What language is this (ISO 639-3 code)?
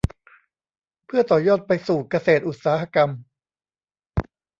tha